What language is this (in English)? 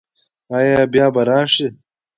Pashto